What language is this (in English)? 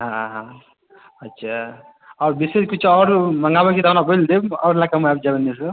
Maithili